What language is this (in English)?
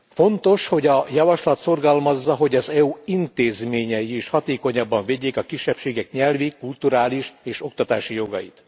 Hungarian